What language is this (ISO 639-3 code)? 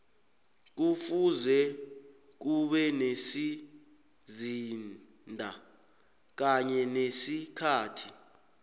nbl